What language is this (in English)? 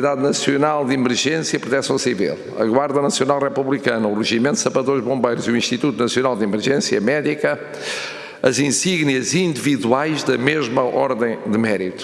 Portuguese